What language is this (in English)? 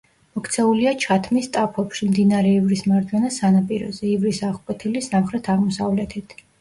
Georgian